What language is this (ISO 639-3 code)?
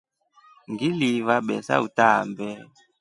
rof